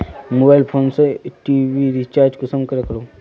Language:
Magahi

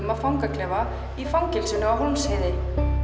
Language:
Icelandic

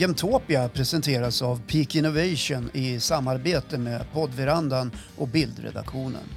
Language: Swedish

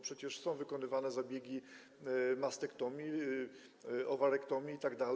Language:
Polish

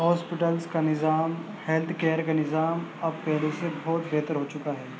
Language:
Urdu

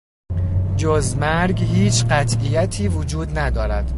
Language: Persian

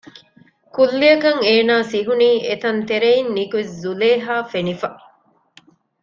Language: Divehi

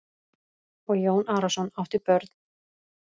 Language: Icelandic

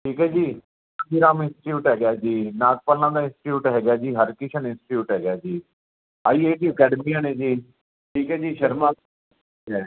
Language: Punjabi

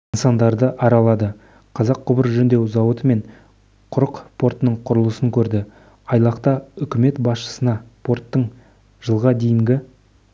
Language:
Kazakh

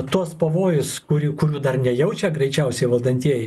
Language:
Lithuanian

